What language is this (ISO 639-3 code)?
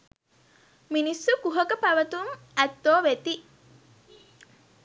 sin